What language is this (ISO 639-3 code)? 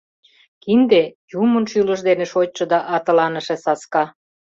chm